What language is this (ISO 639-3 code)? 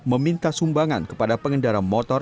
ind